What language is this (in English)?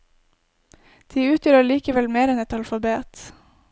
Norwegian